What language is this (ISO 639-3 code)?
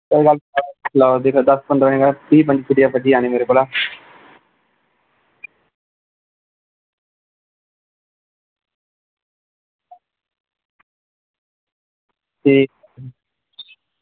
doi